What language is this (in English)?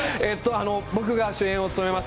Japanese